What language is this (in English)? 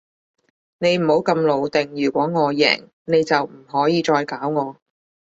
Cantonese